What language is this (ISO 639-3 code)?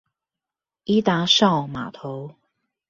zho